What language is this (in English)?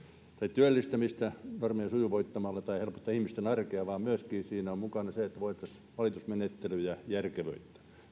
Finnish